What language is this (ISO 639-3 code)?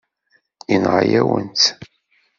kab